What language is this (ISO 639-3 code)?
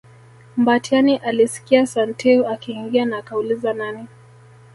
swa